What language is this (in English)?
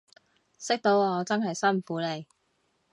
Cantonese